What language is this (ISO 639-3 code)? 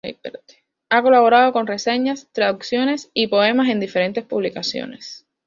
spa